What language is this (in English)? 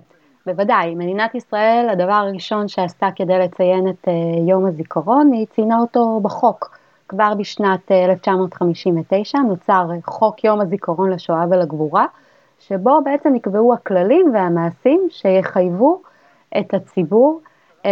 Hebrew